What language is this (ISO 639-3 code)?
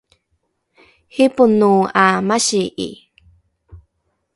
dru